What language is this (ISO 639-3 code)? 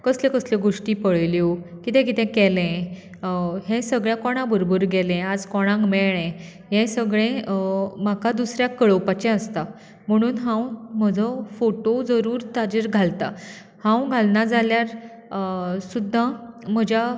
kok